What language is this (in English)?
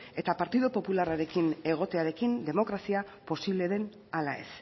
Basque